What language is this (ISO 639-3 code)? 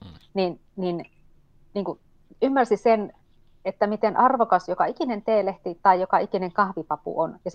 fin